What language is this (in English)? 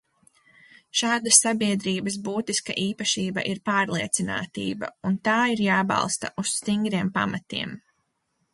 Latvian